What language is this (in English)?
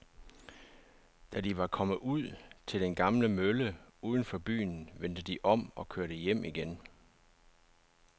Danish